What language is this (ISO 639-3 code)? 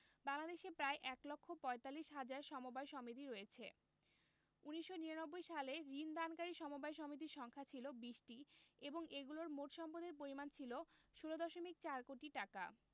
ben